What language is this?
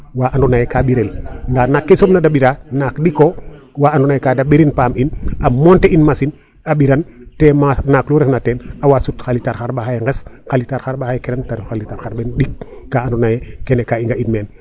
Serer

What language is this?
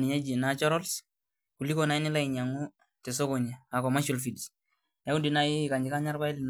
Masai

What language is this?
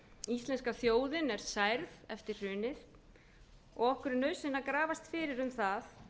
Icelandic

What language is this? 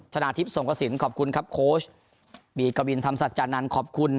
Thai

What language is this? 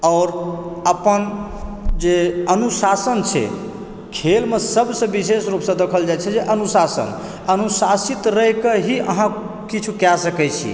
Maithili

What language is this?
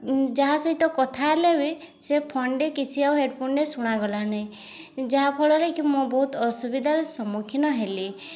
Odia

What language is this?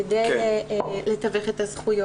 Hebrew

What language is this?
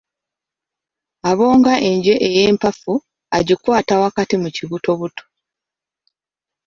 Ganda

